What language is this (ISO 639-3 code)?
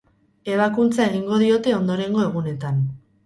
eus